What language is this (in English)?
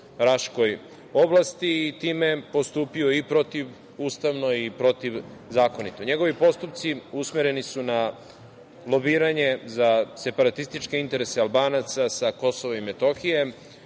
Serbian